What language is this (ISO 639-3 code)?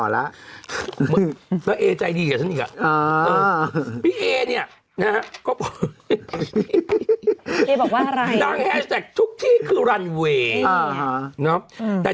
tha